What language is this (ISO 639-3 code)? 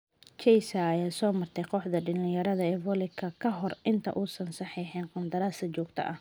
som